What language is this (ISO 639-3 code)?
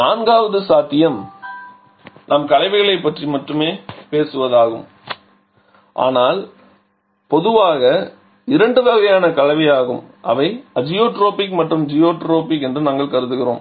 tam